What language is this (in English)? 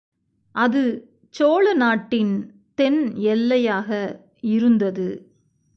Tamil